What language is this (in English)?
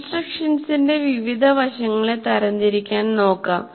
Malayalam